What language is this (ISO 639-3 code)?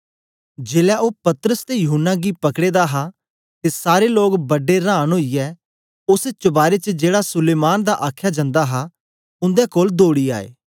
doi